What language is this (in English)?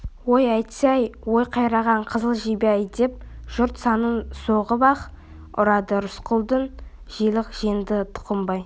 Kazakh